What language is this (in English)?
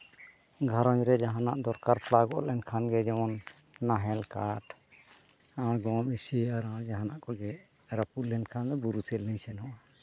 Santali